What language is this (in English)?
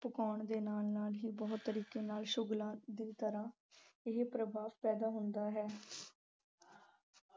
Punjabi